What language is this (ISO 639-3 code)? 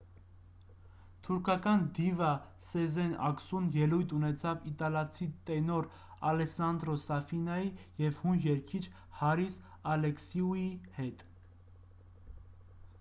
hye